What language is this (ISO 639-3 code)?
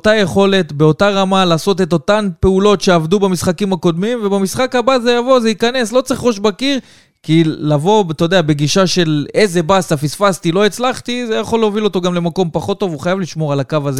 heb